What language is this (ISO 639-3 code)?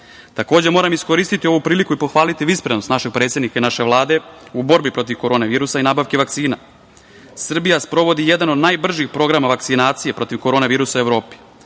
srp